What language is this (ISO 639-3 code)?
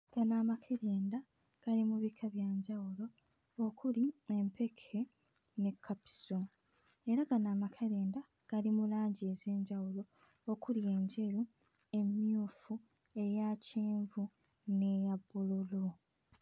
lug